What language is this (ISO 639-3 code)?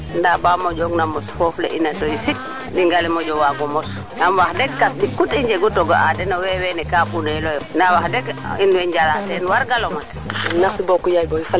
srr